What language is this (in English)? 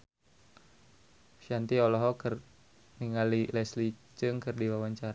Sundanese